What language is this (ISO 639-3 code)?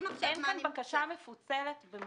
heb